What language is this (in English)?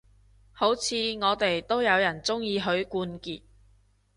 Cantonese